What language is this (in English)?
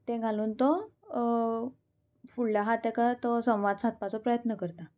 Konkani